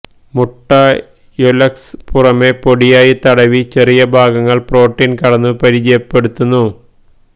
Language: Malayalam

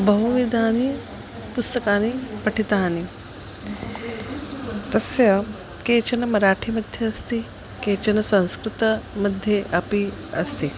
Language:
Sanskrit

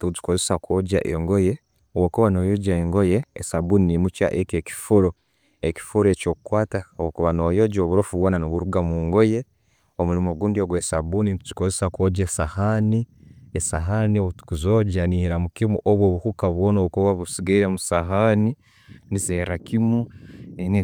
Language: Tooro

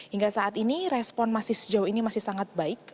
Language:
Indonesian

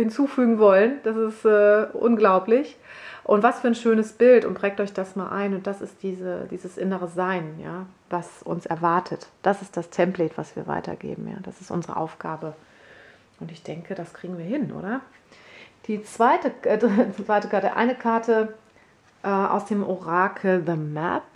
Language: German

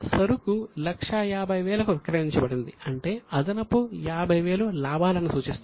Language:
Telugu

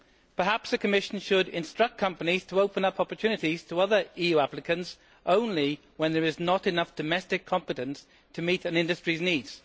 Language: English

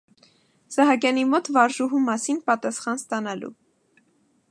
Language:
Armenian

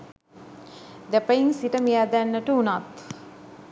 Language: Sinhala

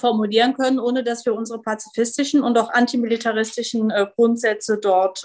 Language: German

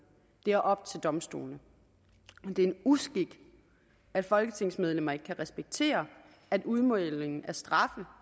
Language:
Danish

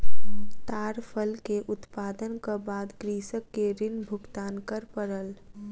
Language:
Maithili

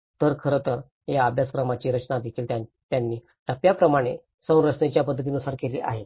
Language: Marathi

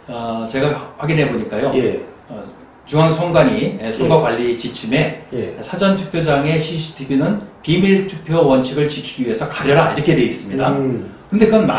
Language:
Korean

